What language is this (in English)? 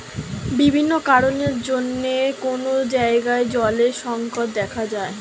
Bangla